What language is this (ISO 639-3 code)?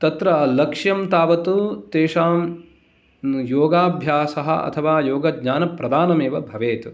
san